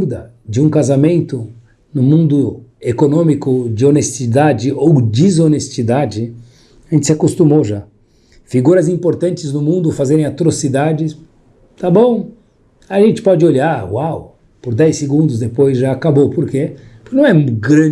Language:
Portuguese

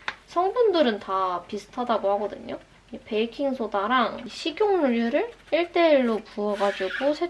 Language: Korean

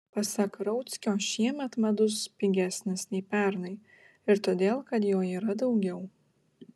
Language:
Lithuanian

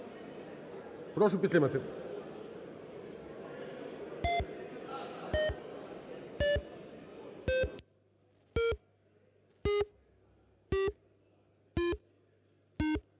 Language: Ukrainian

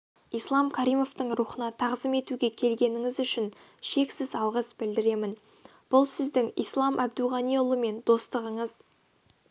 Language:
Kazakh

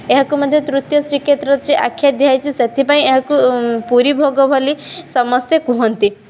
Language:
Odia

